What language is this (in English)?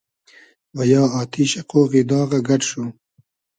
Hazaragi